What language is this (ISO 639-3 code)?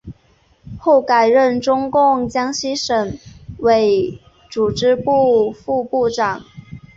zho